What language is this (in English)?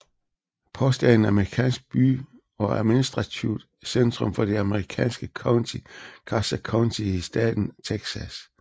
Danish